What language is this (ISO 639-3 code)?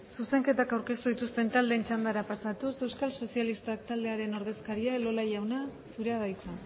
eus